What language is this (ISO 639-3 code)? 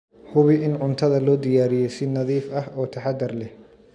som